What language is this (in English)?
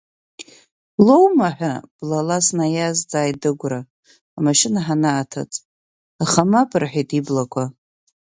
Abkhazian